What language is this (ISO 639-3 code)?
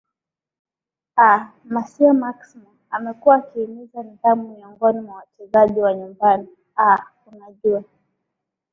swa